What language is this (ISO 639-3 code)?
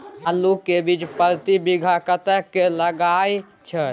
mai